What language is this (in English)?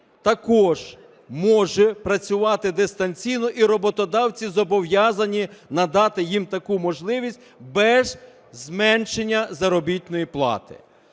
Ukrainian